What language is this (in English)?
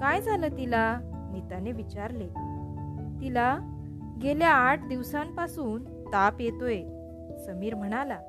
Marathi